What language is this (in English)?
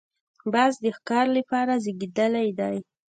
Pashto